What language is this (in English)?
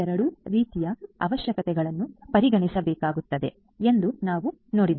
Kannada